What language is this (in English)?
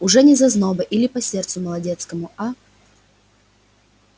Russian